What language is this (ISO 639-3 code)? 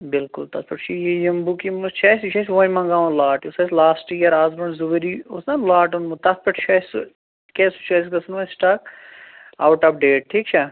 kas